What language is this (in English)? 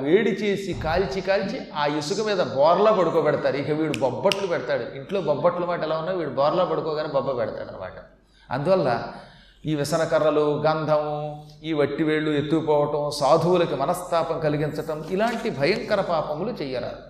Telugu